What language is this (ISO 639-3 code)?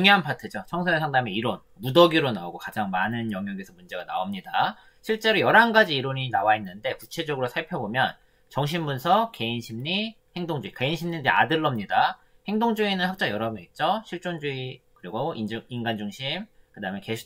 kor